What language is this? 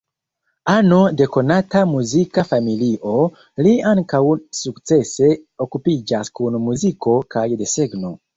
Esperanto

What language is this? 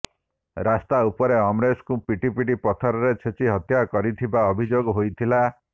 Odia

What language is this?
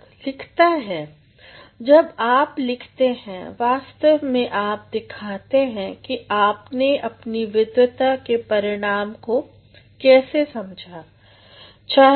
Hindi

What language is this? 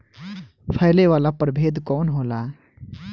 Bhojpuri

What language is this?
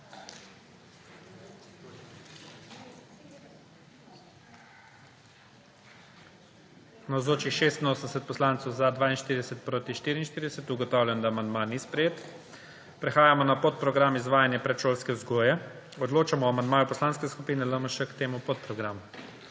Slovenian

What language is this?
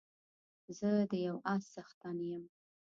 Pashto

